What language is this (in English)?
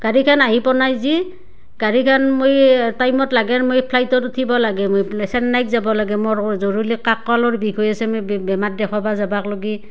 Assamese